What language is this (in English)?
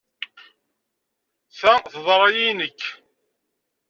Kabyle